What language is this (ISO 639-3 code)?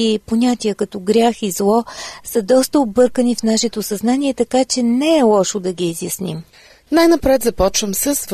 bul